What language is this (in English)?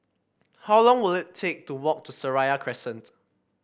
English